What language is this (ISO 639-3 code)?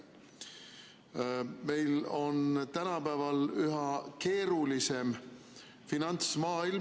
est